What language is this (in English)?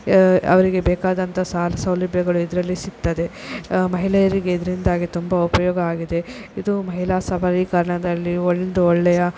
Kannada